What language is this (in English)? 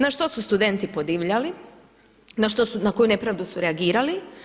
Croatian